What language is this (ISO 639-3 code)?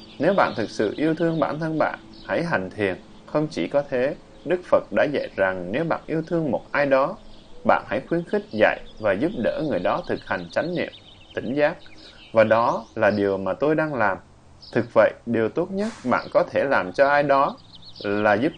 vie